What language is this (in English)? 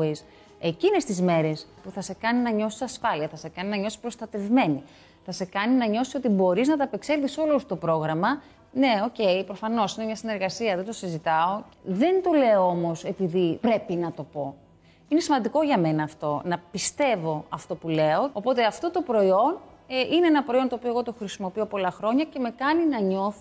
Greek